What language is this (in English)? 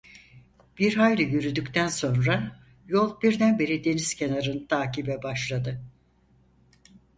Turkish